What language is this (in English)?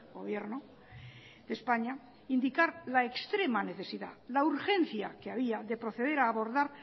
Spanish